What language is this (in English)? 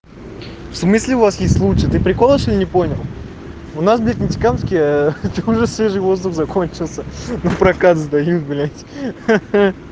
Russian